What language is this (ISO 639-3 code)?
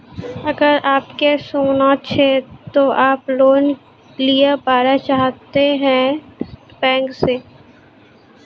mai